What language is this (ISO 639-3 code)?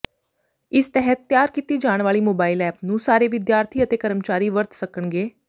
pan